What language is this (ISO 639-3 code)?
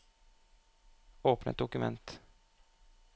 nor